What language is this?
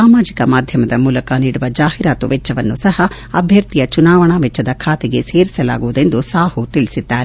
Kannada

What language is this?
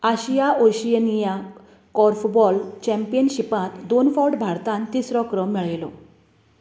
Konkani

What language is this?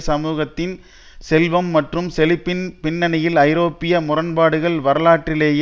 Tamil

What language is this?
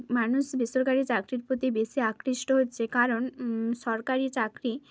Bangla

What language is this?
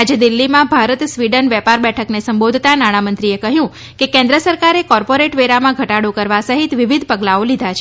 Gujarati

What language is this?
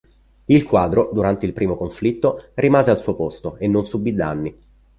Italian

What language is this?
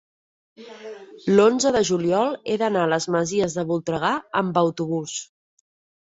Catalan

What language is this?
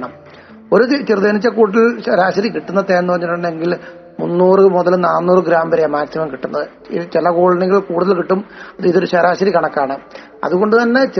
Malayalam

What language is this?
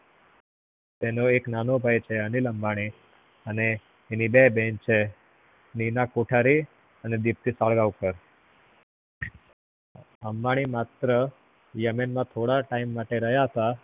Gujarati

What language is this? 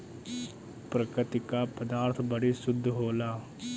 Bhojpuri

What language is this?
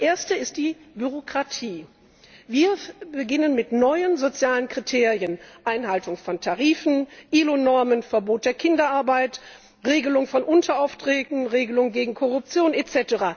German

